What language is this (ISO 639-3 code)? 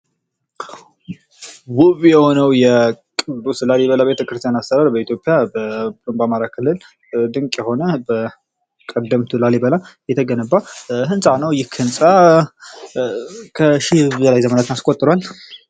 amh